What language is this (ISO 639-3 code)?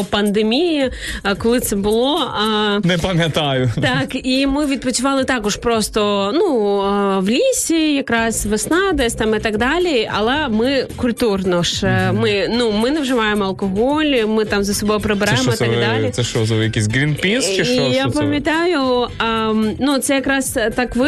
ukr